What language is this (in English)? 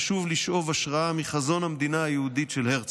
Hebrew